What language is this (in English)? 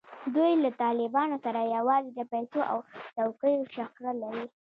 Pashto